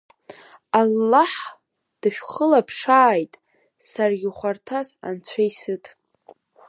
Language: Abkhazian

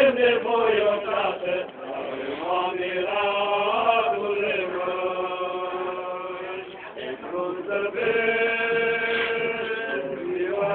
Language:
Romanian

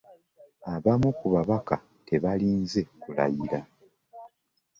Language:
Ganda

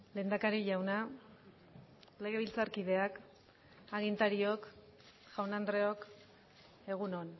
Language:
Basque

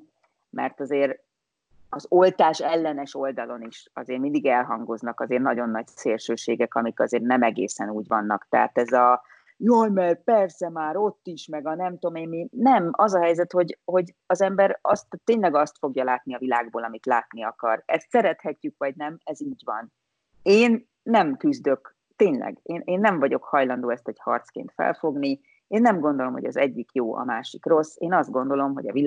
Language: Hungarian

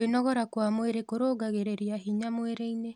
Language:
Kikuyu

